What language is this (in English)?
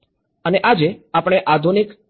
Gujarati